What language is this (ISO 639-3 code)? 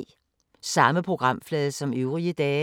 dan